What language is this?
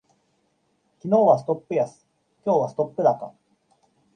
Japanese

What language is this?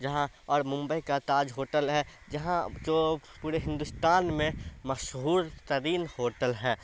Urdu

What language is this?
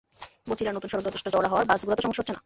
Bangla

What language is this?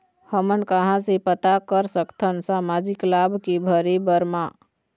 Chhattisgarhi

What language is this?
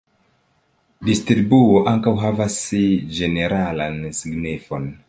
Esperanto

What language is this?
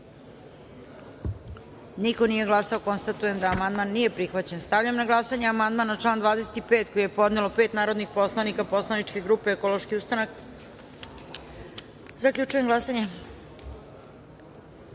Serbian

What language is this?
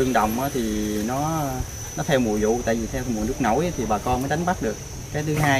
Vietnamese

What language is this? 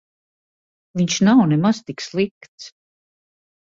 Latvian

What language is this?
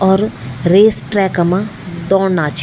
Garhwali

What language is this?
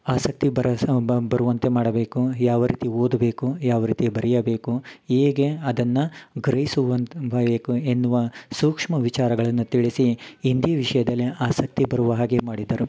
Kannada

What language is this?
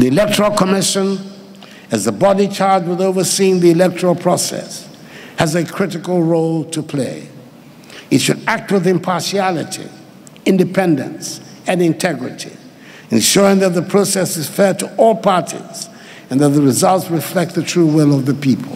English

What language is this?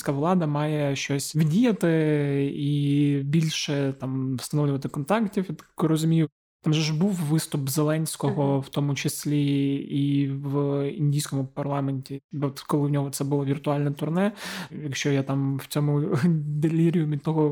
Ukrainian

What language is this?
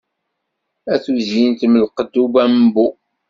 Kabyle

